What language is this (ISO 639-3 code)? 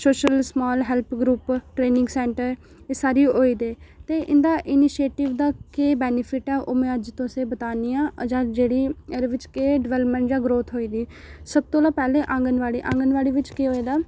doi